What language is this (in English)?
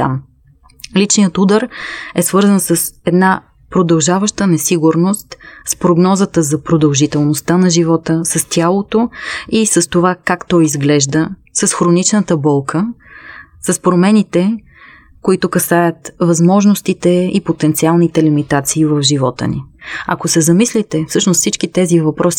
Bulgarian